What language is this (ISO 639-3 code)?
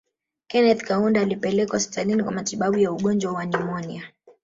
swa